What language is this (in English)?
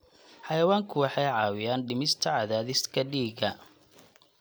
Somali